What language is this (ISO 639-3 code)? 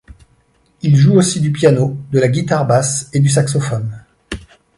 fra